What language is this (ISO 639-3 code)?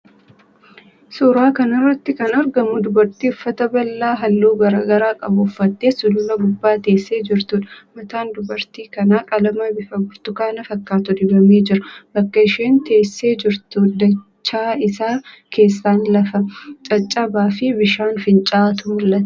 orm